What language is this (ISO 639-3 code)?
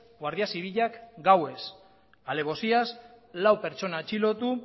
eus